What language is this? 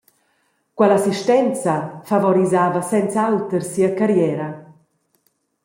Romansh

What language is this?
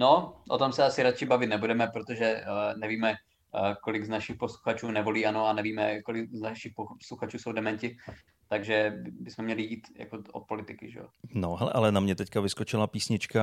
Czech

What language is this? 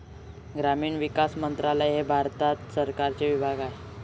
Marathi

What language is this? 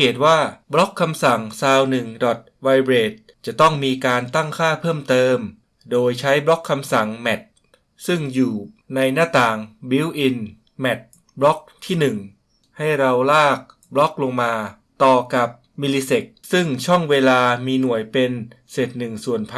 Thai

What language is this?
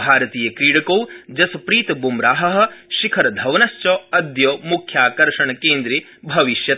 Sanskrit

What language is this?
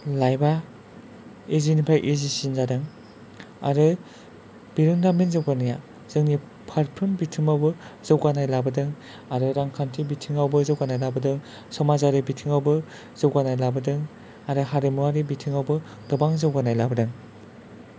Bodo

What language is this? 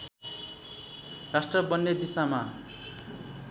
Nepali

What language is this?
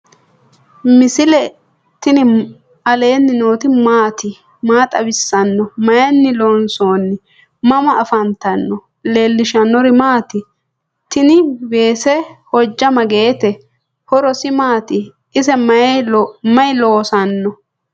Sidamo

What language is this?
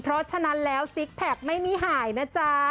Thai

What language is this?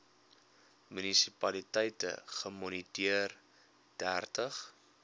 Afrikaans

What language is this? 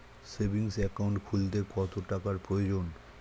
Bangla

